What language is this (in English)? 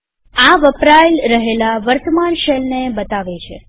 Gujarati